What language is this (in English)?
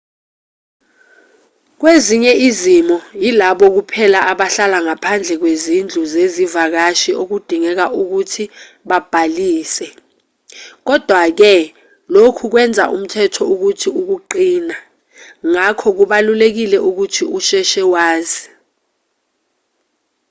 Zulu